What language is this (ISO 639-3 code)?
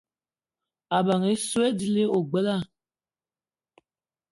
eto